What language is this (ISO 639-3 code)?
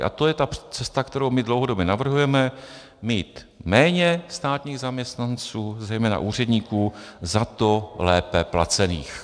ces